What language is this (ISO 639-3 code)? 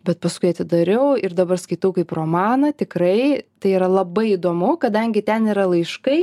lit